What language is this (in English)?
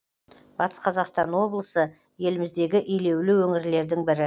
Kazakh